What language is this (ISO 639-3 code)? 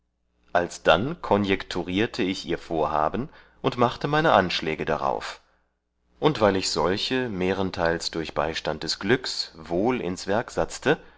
deu